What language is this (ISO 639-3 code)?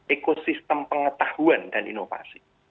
ind